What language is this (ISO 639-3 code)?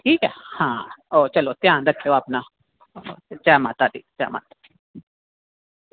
doi